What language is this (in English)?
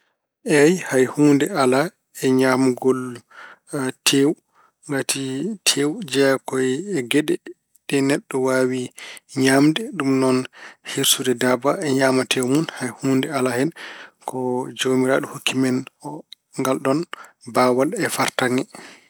Fula